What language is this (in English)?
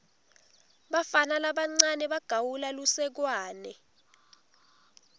Swati